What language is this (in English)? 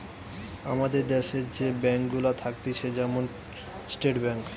Bangla